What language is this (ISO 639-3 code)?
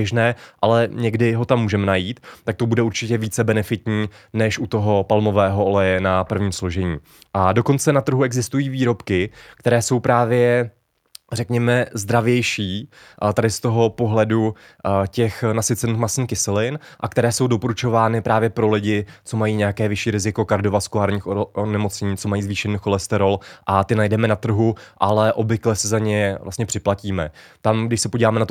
ces